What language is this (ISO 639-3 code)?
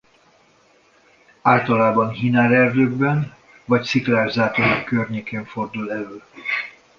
hun